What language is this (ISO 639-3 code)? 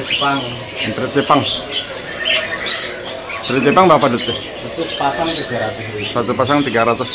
ind